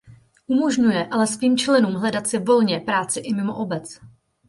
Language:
Czech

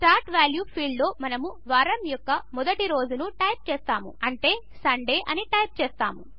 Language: Telugu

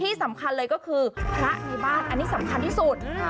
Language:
Thai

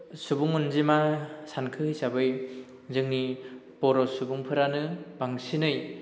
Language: Bodo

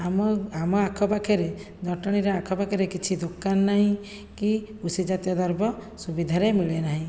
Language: Odia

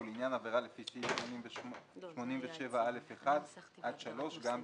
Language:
Hebrew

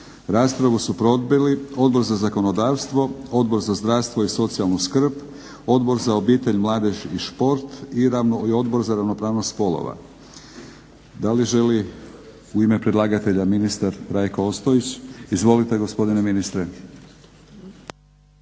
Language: Croatian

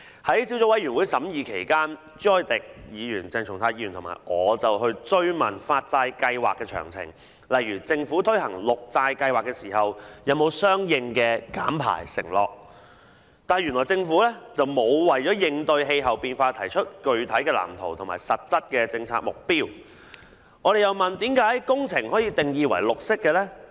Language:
Cantonese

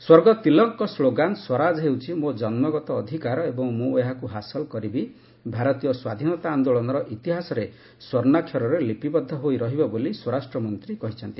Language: Odia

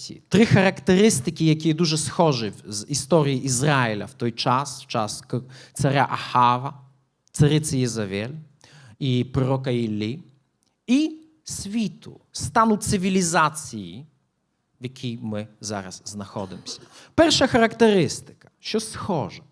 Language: Ukrainian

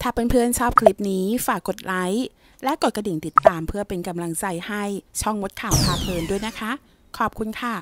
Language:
Thai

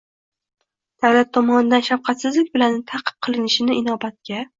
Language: Uzbek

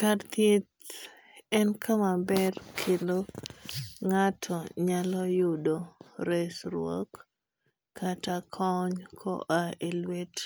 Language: Luo (Kenya and Tanzania)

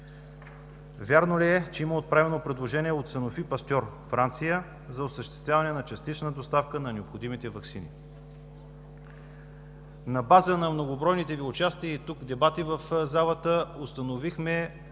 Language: Bulgarian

